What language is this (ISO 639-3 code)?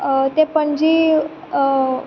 kok